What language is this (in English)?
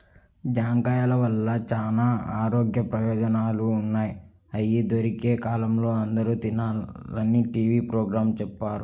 Telugu